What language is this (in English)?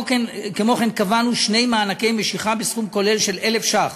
Hebrew